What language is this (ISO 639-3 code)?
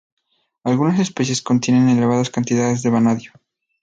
spa